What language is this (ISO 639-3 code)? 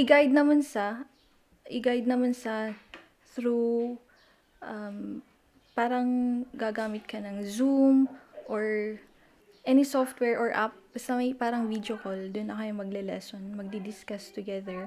fil